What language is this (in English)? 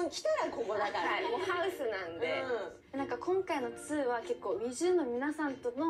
Japanese